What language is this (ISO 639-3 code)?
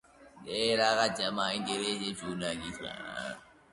kat